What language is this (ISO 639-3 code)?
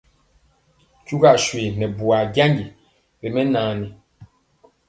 mcx